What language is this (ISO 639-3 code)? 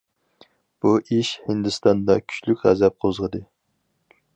uig